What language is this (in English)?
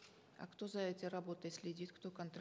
Kazakh